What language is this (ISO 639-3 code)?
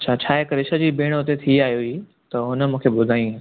snd